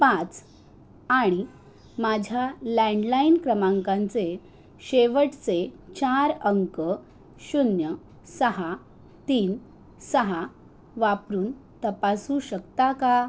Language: Marathi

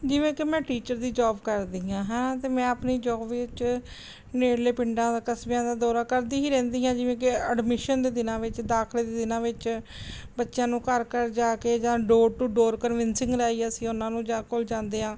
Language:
Punjabi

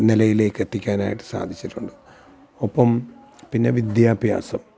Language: Malayalam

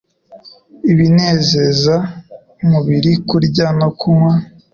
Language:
Kinyarwanda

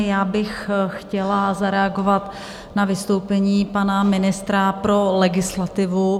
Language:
Czech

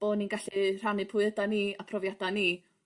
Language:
Welsh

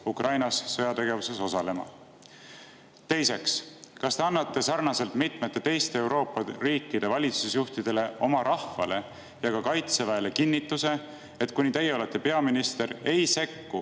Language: Estonian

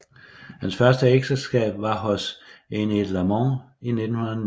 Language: Danish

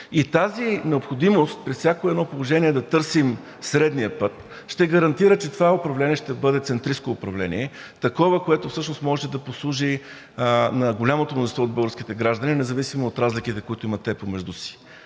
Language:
Bulgarian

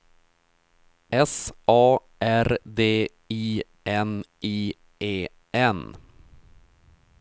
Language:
Swedish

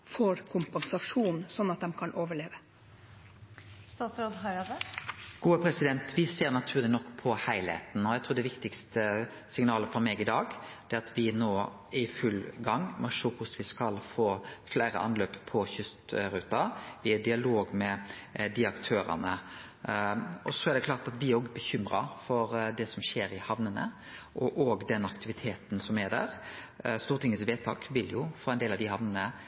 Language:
Norwegian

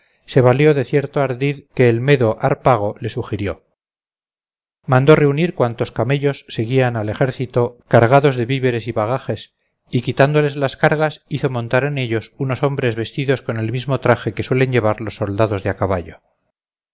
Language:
Spanish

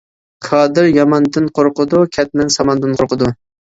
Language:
Uyghur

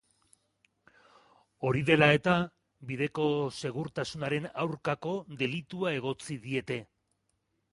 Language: Basque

